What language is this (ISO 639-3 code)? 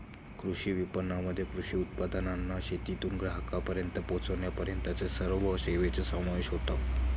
mar